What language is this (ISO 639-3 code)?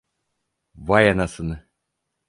tur